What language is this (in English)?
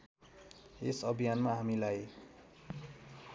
Nepali